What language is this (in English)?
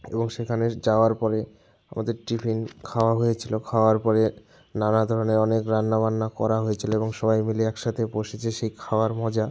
Bangla